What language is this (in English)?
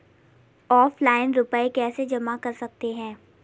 Hindi